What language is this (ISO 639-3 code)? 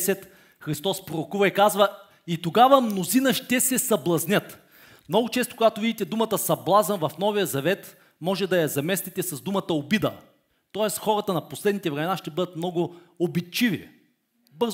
bul